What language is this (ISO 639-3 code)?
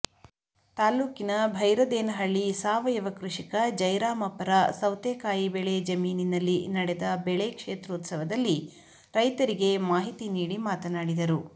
kan